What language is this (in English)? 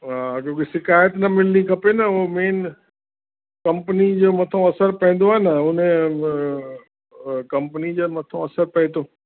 Sindhi